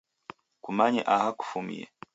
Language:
Taita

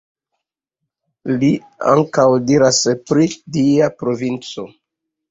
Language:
Esperanto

